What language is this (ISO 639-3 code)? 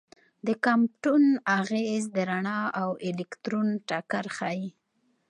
pus